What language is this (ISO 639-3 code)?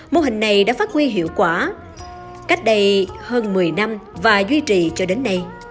vie